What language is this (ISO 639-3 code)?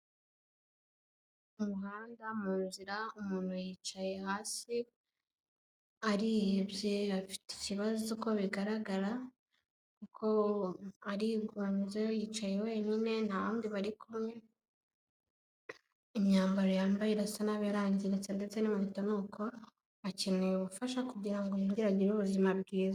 kin